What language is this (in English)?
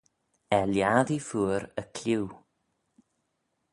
Manx